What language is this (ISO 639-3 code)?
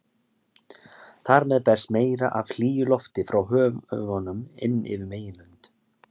isl